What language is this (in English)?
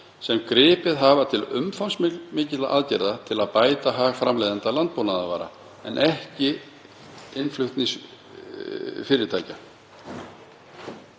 Icelandic